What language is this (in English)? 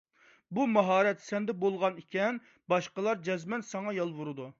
Uyghur